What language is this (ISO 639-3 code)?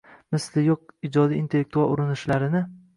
uzb